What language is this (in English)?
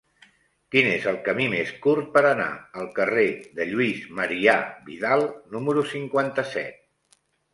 Catalan